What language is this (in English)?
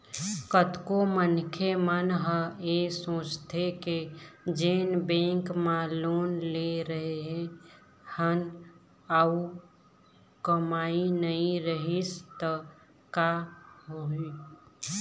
Chhattisgarhi